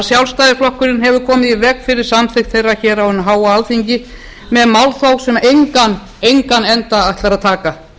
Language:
Icelandic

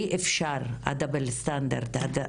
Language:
Hebrew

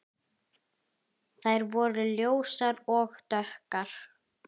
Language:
Icelandic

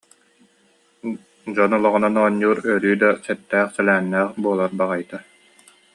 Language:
Yakut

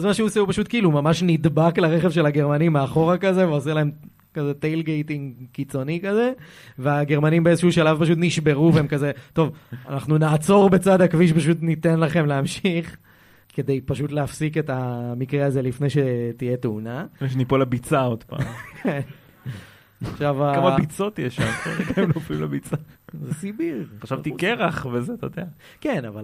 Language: Hebrew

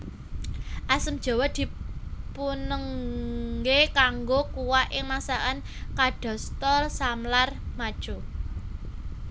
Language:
Javanese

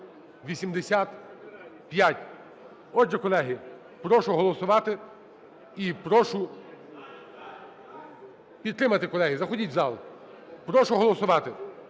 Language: Ukrainian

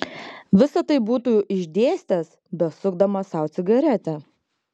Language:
Lithuanian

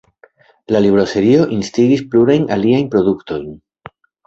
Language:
Esperanto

